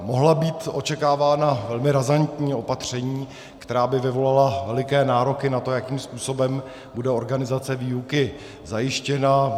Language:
Czech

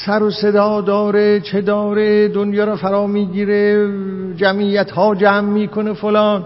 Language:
Persian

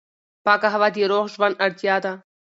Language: Pashto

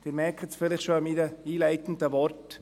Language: Swiss German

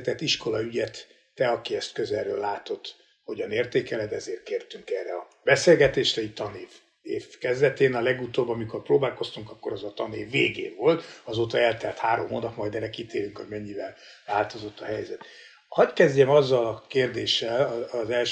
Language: Hungarian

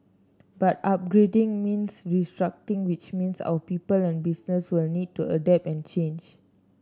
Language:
English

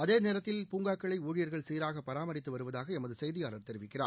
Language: Tamil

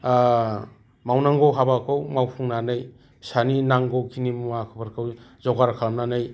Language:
Bodo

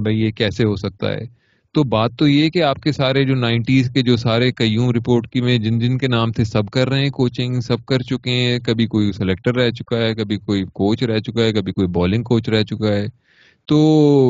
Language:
Urdu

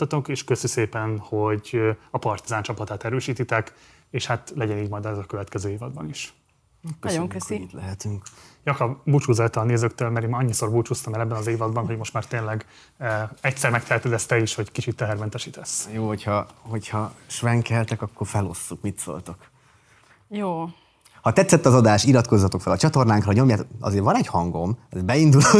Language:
Hungarian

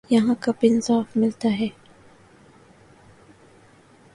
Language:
Urdu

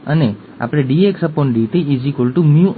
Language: Gujarati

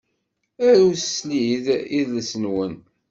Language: Kabyle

